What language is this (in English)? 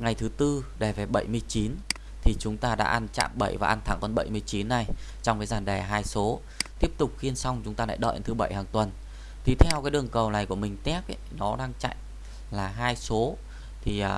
Vietnamese